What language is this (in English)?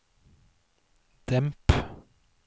Norwegian